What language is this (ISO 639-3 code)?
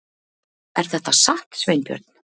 isl